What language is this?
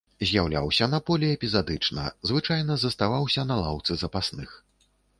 Belarusian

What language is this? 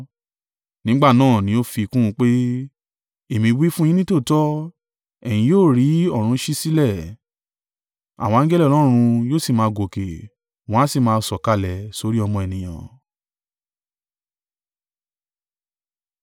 Yoruba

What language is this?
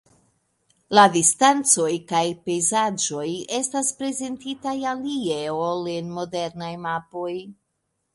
Esperanto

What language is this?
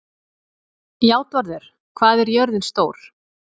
Icelandic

